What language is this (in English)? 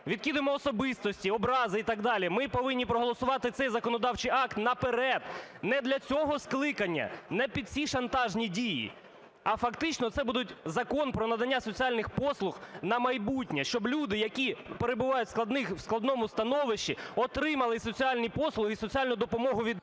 Ukrainian